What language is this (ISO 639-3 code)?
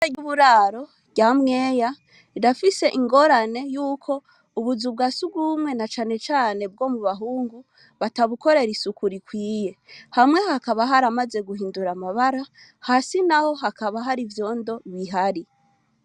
run